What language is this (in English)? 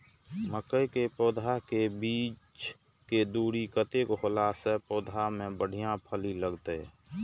Maithili